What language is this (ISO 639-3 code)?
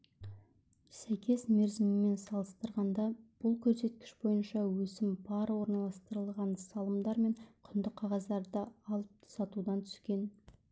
kaz